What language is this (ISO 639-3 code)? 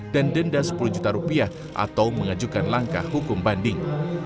ind